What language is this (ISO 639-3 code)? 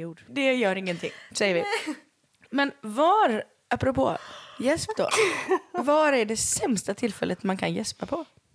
swe